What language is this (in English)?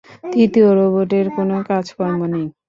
Bangla